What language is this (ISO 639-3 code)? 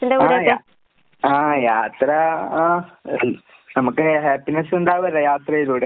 mal